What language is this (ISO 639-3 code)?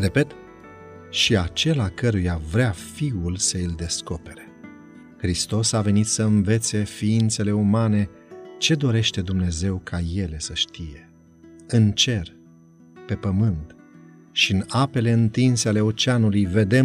ron